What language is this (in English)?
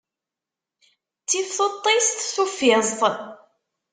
Kabyle